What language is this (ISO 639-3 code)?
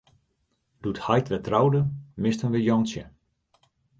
fry